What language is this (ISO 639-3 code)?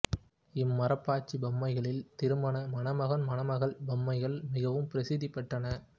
tam